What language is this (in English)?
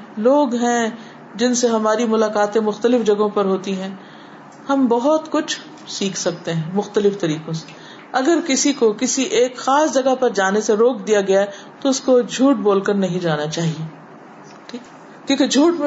Urdu